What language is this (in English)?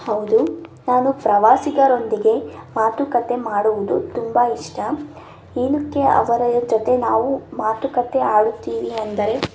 Kannada